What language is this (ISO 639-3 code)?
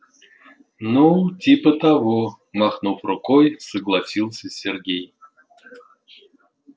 rus